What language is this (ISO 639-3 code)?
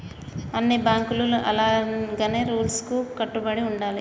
tel